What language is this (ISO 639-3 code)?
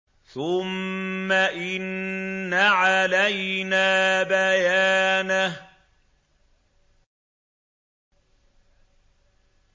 ara